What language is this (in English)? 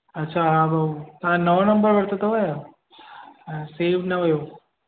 Sindhi